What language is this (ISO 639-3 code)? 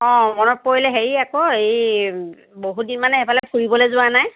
asm